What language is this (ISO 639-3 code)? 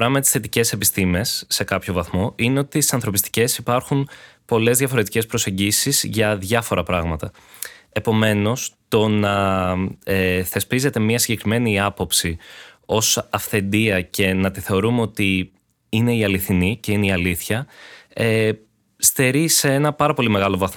ell